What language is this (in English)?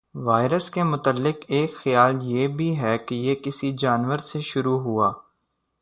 Urdu